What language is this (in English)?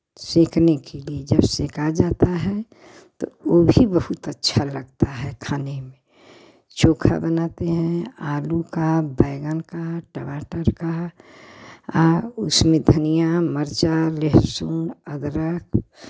Hindi